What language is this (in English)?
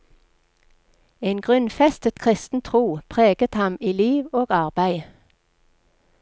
Norwegian